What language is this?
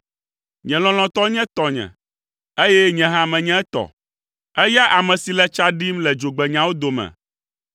Ewe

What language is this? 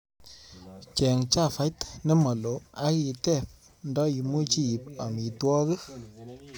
Kalenjin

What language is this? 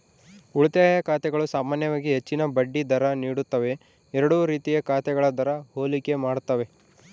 Kannada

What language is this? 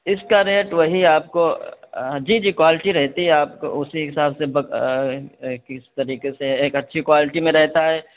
Urdu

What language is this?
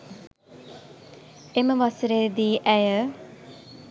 Sinhala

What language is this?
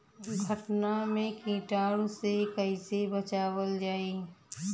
Bhojpuri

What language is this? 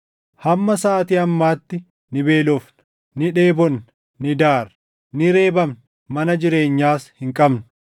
Oromo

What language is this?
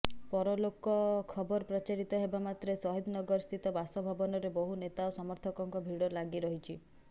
Odia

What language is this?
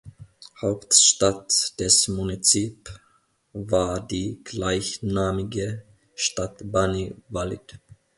German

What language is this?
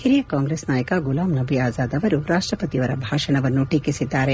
Kannada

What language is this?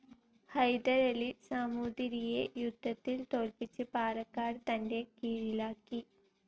Malayalam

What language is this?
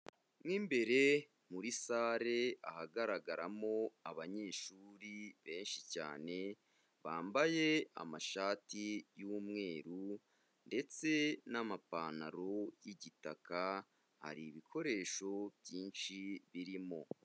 Kinyarwanda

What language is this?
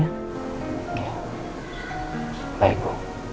Indonesian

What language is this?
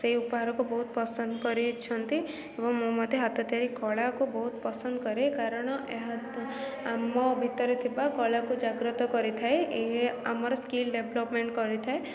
Odia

